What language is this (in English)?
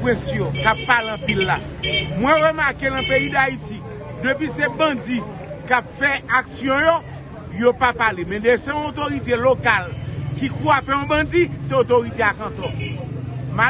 French